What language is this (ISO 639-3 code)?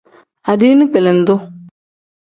kdh